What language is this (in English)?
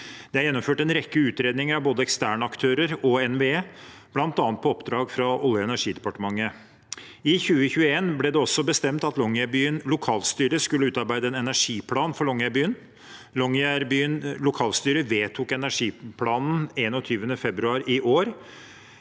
Norwegian